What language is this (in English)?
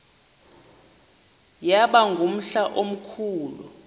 Xhosa